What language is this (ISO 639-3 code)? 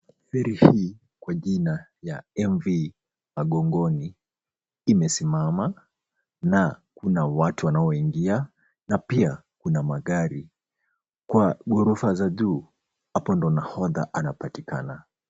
swa